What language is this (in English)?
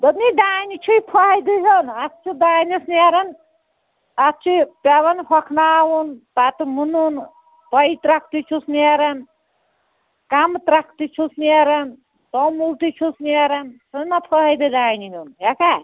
Kashmiri